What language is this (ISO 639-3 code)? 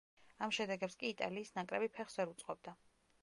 kat